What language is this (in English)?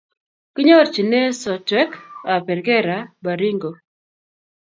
Kalenjin